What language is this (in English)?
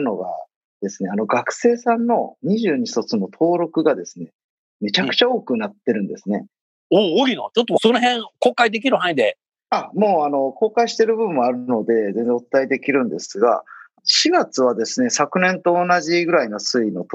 Japanese